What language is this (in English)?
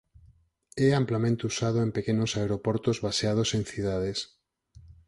Galician